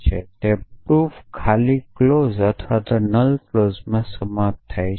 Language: Gujarati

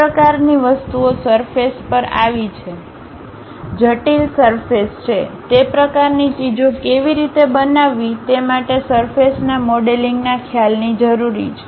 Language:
Gujarati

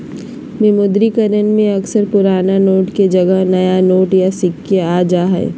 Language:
Magahi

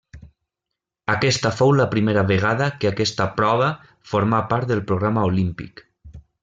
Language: Catalan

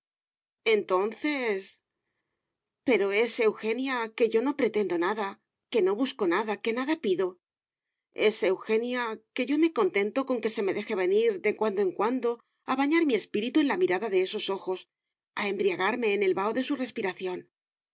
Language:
Spanish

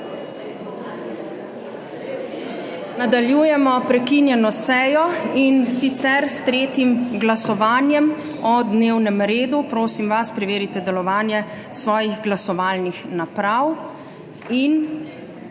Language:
Slovenian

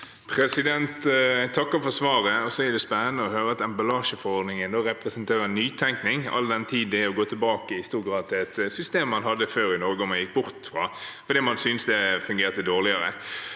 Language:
Norwegian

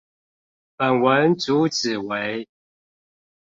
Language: Chinese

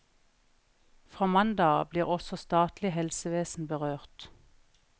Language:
Norwegian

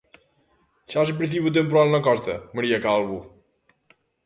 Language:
Galician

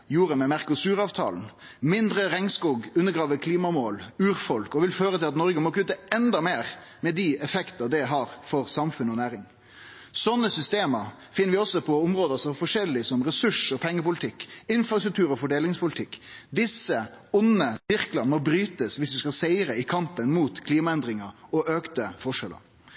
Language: Norwegian Nynorsk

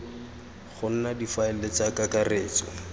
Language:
Tswana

